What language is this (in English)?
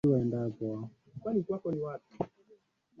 Swahili